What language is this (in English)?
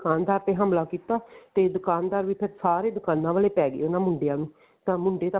Punjabi